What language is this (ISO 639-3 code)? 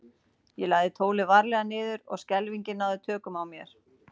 isl